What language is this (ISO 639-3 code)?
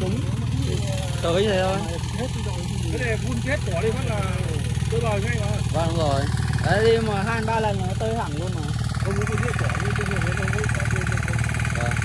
vie